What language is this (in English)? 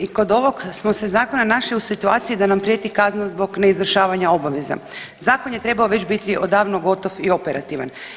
Croatian